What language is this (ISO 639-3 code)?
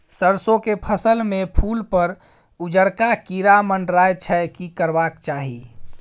mai